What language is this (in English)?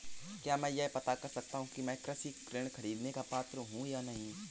Hindi